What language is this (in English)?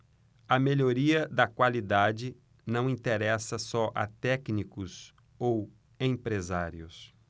Portuguese